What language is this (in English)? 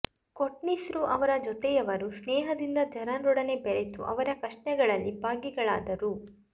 Kannada